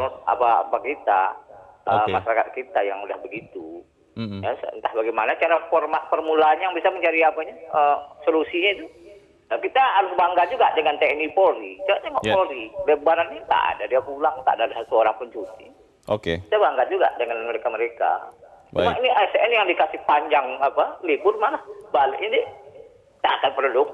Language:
Indonesian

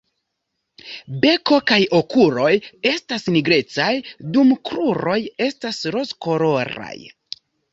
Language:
Esperanto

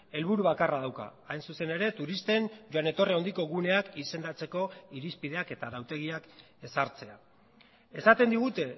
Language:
Basque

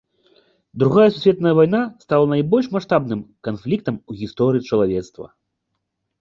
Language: Belarusian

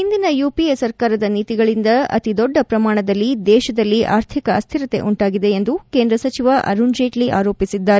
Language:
Kannada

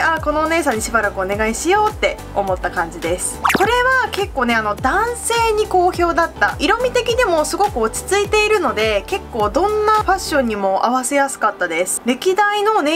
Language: Japanese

